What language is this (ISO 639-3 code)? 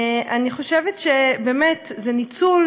heb